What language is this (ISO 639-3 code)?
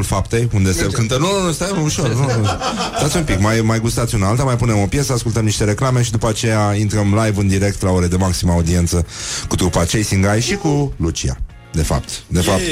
ron